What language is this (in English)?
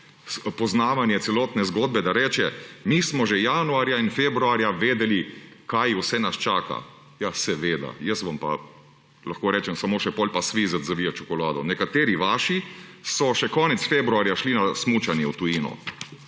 Slovenian